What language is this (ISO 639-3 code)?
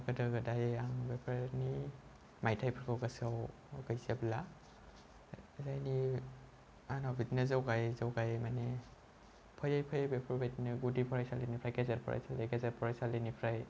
brx